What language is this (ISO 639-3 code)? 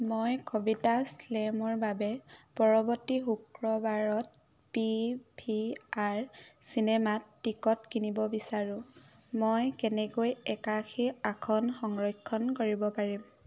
asm